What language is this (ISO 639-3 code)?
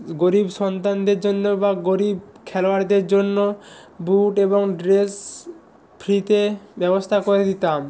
ben